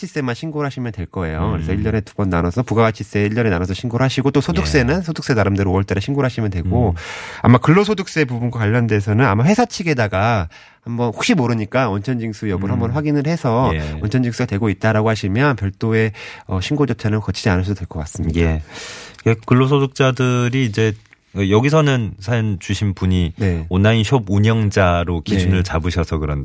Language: Korean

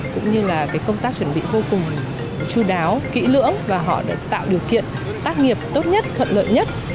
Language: Vietnamese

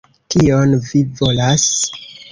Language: Esperanto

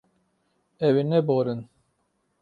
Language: Kurdish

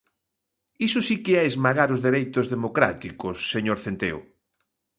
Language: Galician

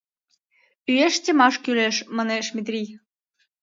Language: Mari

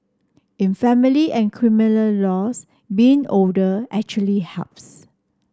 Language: English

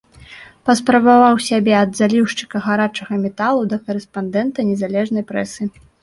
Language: Belarusian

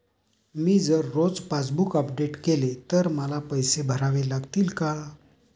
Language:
Marathi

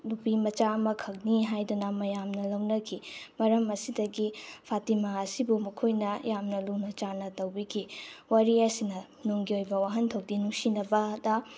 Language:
Manipuri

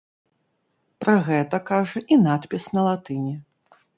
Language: Belarusian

